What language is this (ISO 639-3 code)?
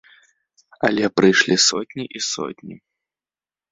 bel